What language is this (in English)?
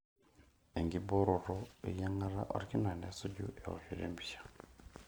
Masai